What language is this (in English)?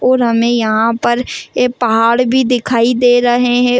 Hindi